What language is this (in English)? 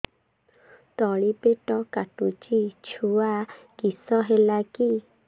Odia